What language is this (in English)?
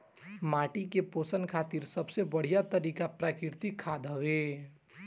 Bhojpuri